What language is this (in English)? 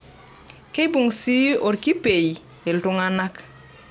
Masai